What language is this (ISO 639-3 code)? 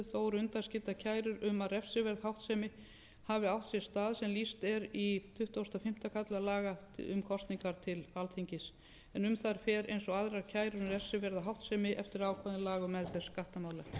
isl